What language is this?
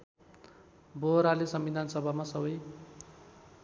Nepali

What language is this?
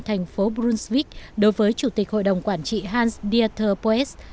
Vietnamese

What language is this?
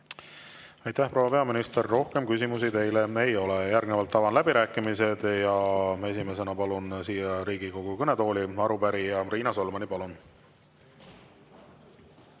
Estonian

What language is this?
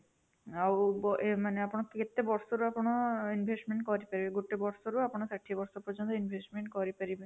Odia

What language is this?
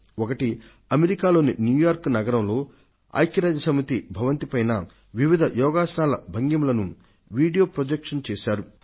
Telugu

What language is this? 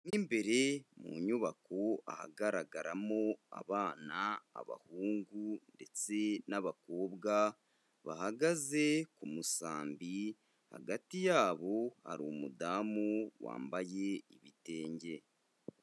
Kinyarwanda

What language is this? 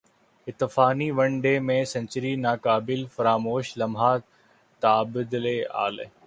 Urdu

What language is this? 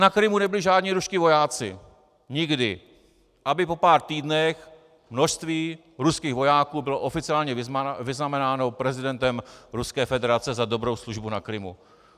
Czech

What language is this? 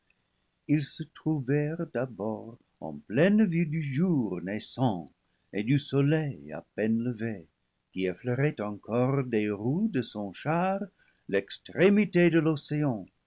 French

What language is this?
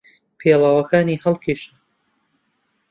Central Kurdish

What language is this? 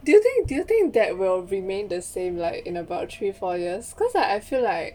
English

